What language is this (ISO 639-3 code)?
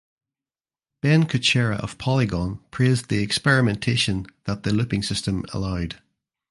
eng